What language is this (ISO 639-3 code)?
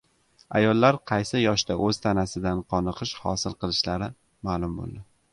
uzb